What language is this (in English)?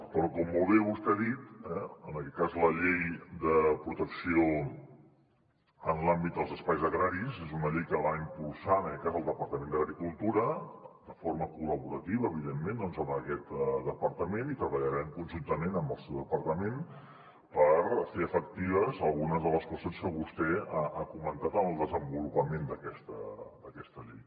Catalan